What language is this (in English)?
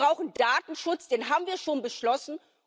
German